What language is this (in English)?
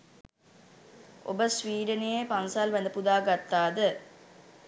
Sinhala